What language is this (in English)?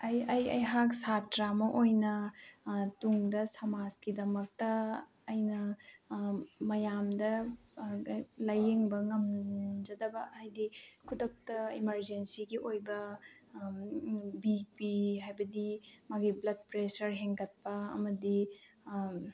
Manipuri